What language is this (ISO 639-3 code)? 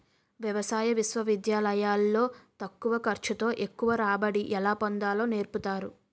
tel